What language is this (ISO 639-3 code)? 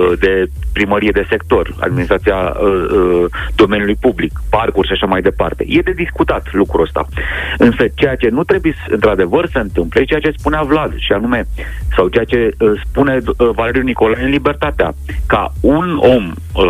ron